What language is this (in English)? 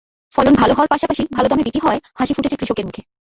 Bangla